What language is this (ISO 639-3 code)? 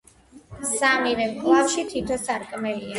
kat